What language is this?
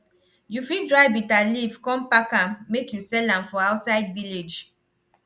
Nigerian Pidgin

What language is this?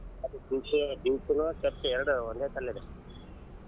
Kannada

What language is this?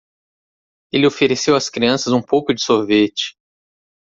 Portuguese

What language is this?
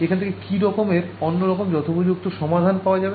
Bangla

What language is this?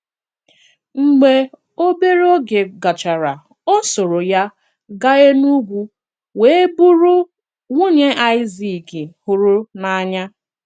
Igbo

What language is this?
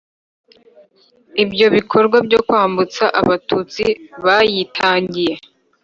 Kinyarwanda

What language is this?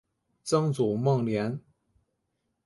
Chinese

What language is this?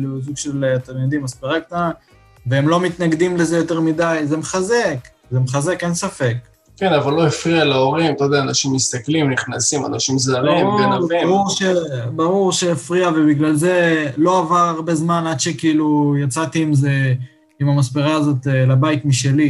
Hebrew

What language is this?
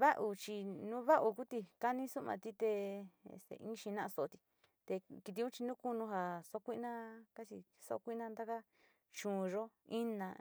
Sinicahua Mixtec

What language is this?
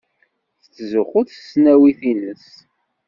Kabyle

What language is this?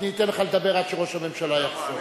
Hebrew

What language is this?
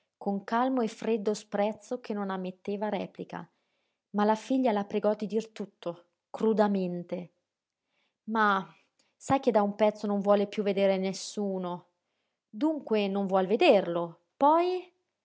Italian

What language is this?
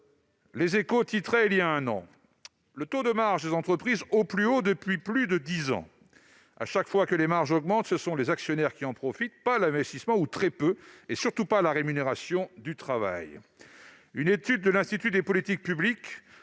French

